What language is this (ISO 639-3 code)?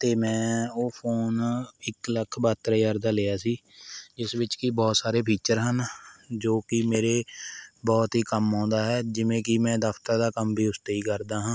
pan